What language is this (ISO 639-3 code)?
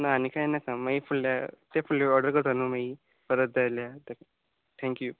kok